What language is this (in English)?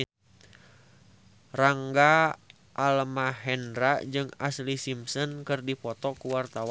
Sundanese